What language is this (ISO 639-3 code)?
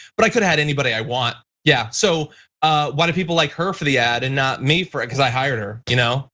eng